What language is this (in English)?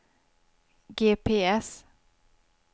Swedish